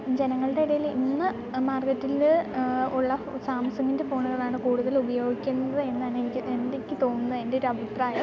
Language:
Malayalam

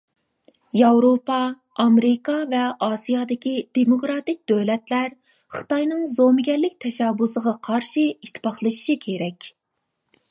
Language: Uyghur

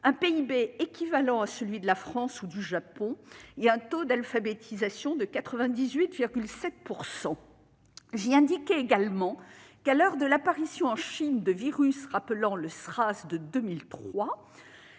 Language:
French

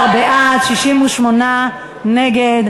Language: Hebrew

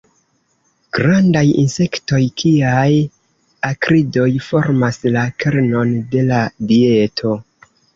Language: Esperanto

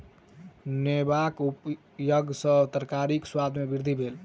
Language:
Maithili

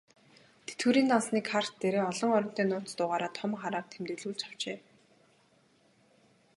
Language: Mongolian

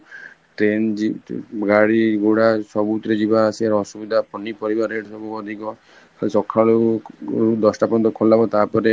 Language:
Odia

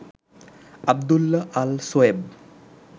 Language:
Bangla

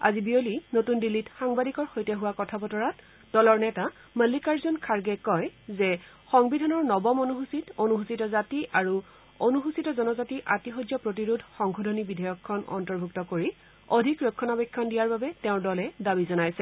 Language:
Assamese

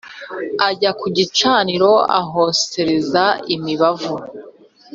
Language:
Kinyarwanda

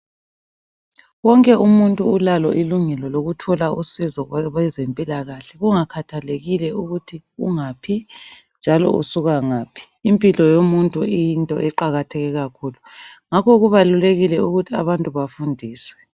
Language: North Ndebele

